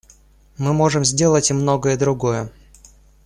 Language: Russian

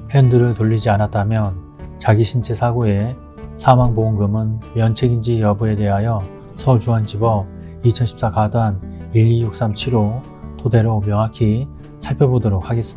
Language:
Korean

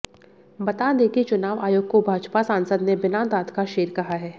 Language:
Hindi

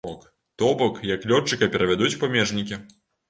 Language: Belarusian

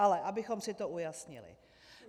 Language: Czech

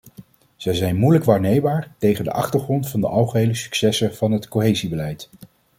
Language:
Dutch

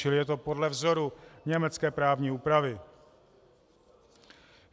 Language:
Czech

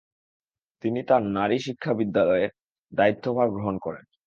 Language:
Bangla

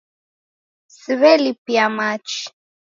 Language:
Taita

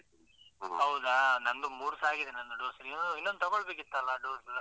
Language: Kannada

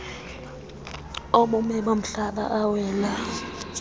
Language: Xhosa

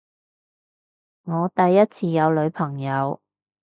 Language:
Cantonese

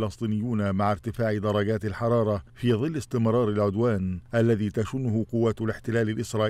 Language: Arabic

